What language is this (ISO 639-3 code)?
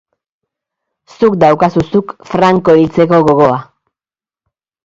eus